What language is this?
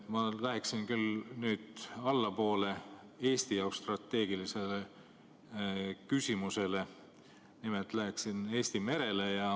Estonian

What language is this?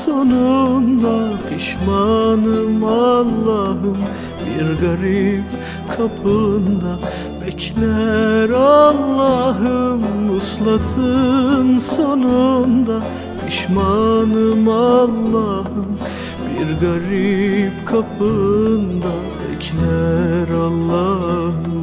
Turkish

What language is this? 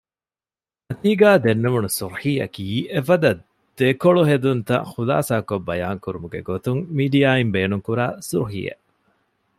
Divehi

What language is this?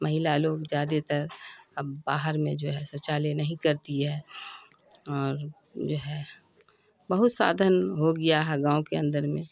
Urdu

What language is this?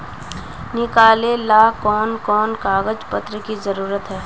Magahi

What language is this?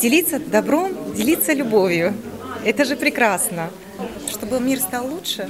Russian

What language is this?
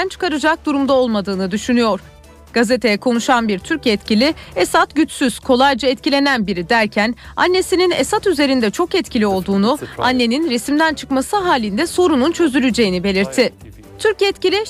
Turkish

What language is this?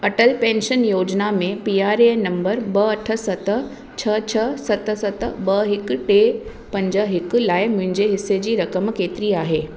Sindhi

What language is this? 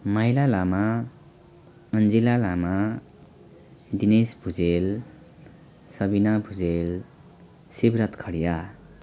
Nepali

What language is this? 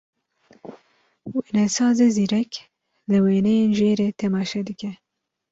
Kurdish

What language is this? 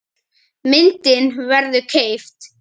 Icelandic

